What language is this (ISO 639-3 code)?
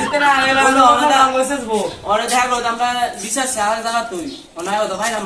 bel